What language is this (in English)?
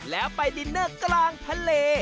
Thai